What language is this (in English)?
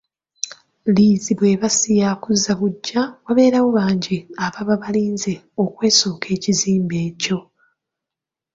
Ganda